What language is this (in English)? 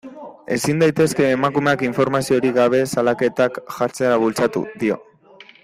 Basque